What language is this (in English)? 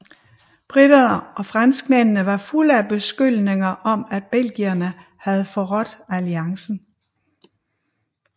Danish